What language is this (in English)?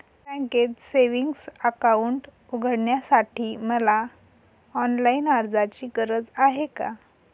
Marathi